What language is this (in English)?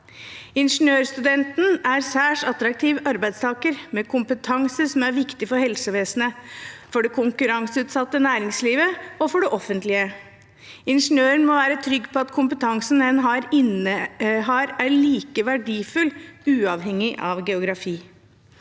Norwegian